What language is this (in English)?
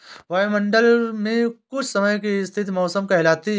Hindi